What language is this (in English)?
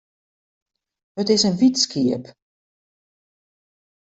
Western Frisian